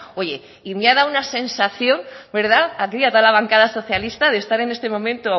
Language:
Spanish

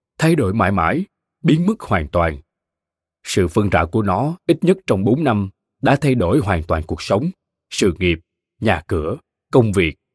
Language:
Vietnamese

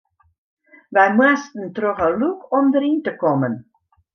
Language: Western Frisian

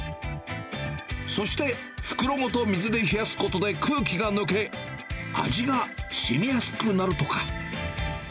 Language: Japanese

